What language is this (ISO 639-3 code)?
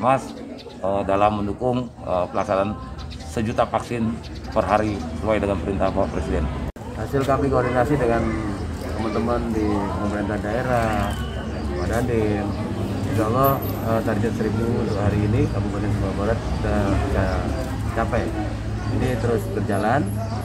ind